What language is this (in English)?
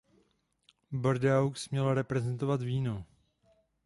Czech